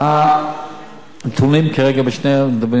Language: Hebrew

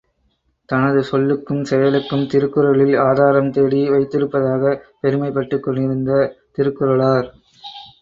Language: Tamil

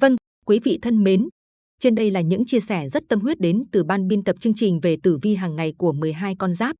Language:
Vietnamese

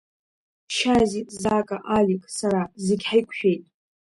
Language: Abkhazian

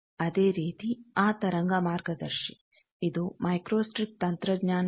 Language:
Kannada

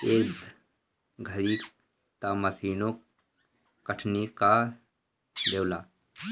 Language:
Bhojpuri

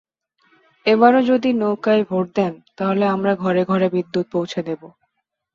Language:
Bangla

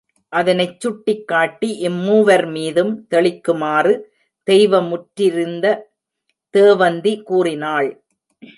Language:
Tamil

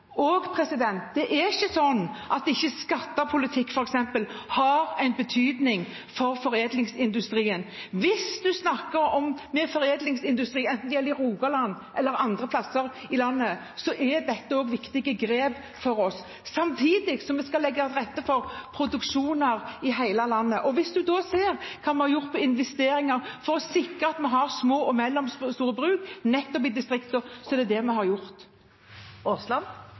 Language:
Norwegian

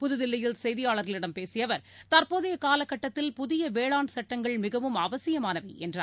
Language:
Tamil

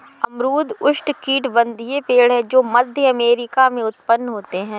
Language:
Hindi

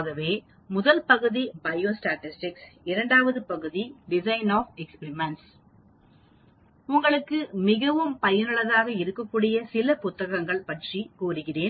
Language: Tamil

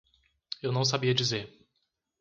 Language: Portuguese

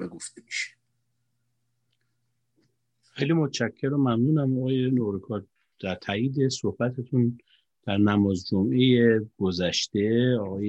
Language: Persian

